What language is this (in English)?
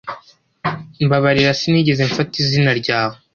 Kinyarwanda